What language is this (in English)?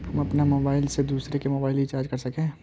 Magahi